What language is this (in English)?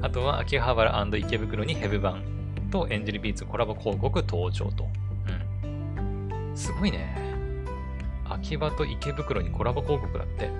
Japanese